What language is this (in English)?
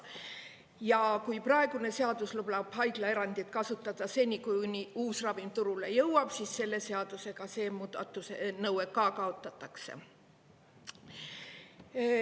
Estonian